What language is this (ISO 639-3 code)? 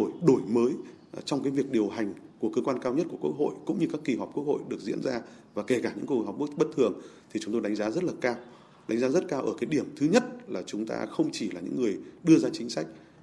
vie